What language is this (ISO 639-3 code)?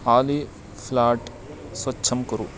san